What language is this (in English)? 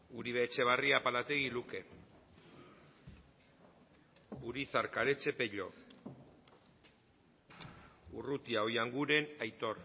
Basque